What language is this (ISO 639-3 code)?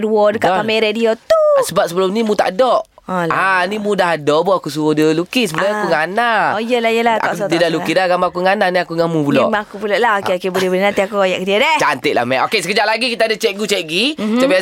msa